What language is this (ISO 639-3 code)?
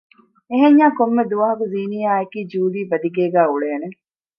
div